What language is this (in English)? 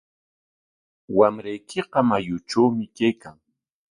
Corongo Ancash Quechua